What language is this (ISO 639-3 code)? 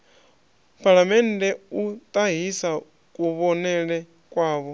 ven